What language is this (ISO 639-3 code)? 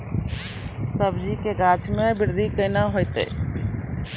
mai